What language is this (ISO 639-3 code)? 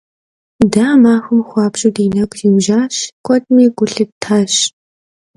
kbd